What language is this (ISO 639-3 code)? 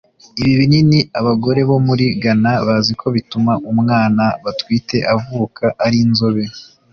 kin